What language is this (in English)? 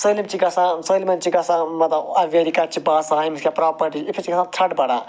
Kashmiri